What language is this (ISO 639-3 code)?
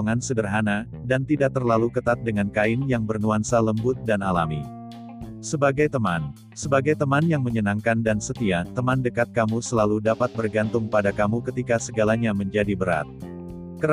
ind